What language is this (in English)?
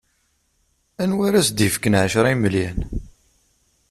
Kabyle